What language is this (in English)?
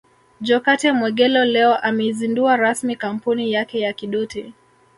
Swahili